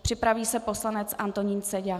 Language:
Czech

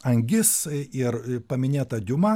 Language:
Lithuanian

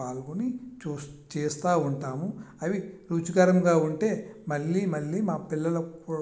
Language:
Telugu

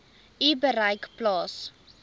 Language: Afrikaans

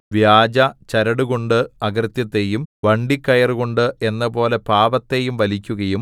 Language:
Malayalam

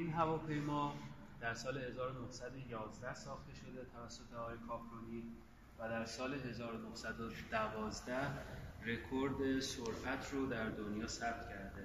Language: Persian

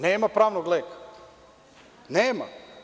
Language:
Serbian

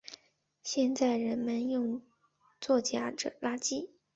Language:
Chinese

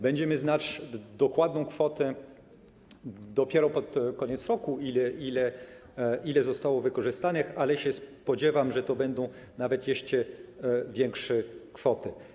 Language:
Polish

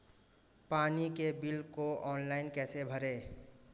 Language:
Hindi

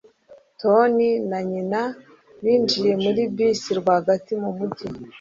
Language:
Kinyarwanda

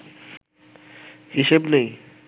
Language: Bangla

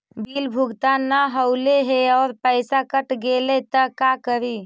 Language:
Magahi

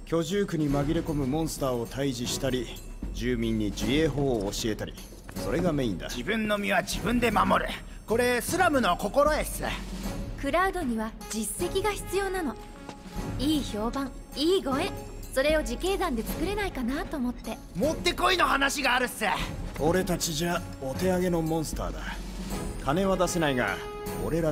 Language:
Japanese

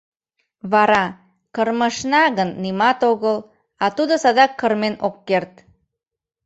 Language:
Mari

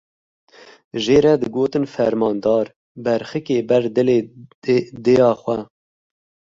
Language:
Kurdish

